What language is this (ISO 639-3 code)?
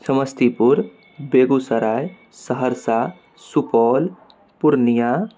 mai